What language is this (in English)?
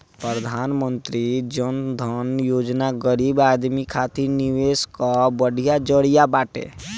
Bhojpuri